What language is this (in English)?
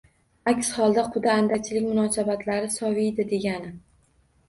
Uzbek